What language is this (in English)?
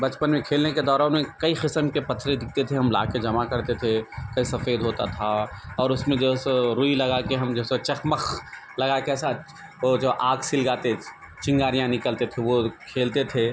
Urdu